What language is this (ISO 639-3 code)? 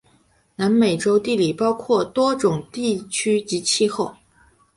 zho